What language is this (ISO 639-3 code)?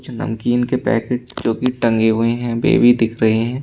hin